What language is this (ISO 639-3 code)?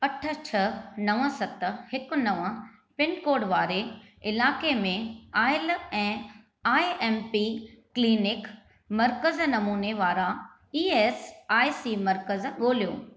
snd